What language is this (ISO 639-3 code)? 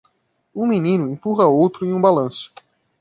por